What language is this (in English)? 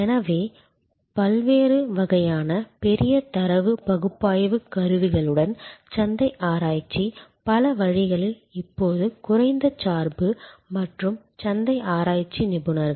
Tamil